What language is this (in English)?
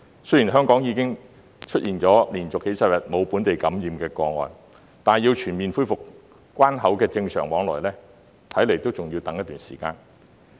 Cantonese